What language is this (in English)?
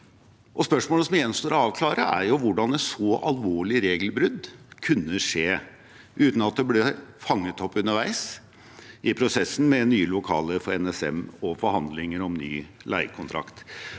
Norwegian